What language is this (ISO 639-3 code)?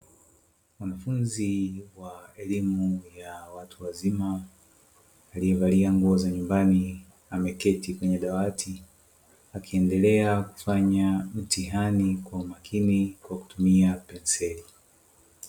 swa